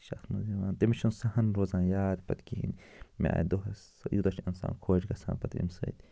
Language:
Kashmiri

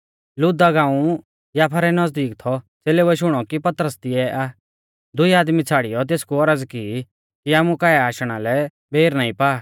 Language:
Mahasu Pahari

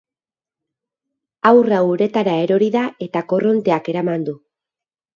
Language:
Basque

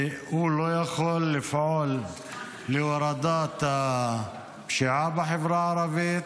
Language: Hebrew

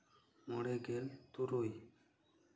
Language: Santali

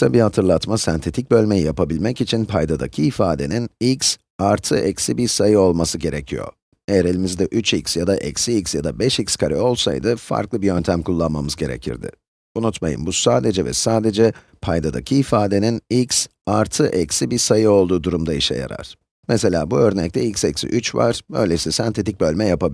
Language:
Turkish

